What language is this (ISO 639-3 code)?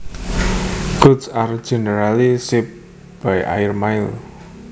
jav